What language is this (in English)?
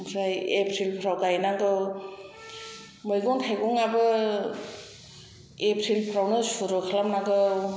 Bodo